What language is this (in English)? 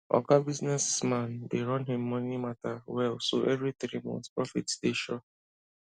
Nigerian Pidgin